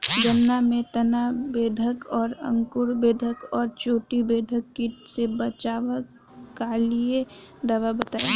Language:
Bhojpuri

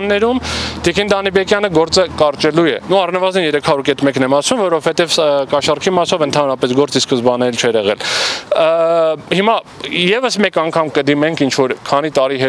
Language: Turkish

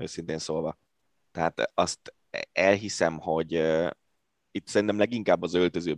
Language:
Hungarian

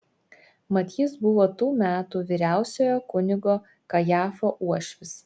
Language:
Lithuanian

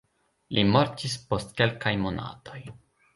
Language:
Esperanto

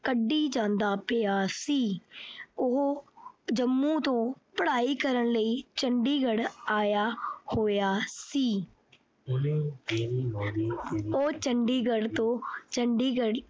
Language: Punjabi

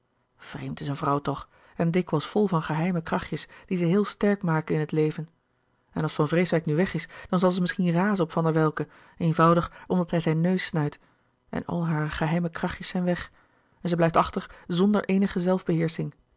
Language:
Dutch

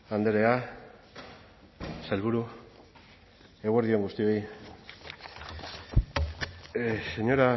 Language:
Basque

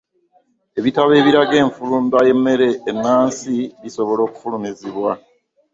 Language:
Ganda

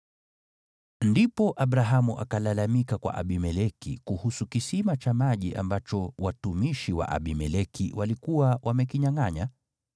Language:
Swahili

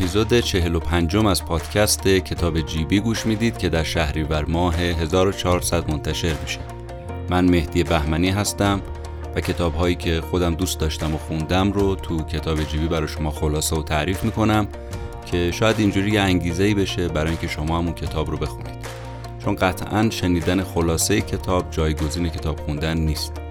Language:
Persian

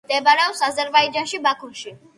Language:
Georgian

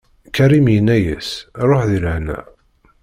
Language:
Kabyle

